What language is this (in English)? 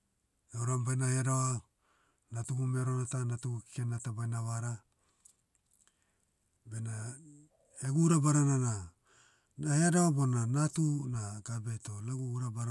Motu